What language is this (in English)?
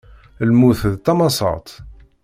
Kabyle